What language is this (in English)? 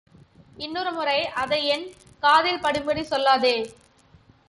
Tamil